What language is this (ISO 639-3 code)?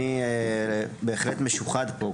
heb